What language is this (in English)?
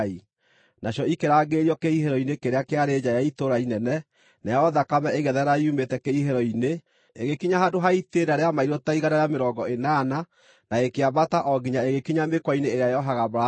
Kikuyu